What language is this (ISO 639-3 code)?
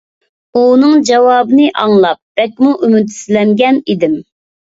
uig